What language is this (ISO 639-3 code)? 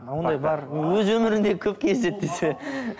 kaz